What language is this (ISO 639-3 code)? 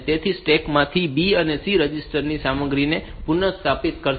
guj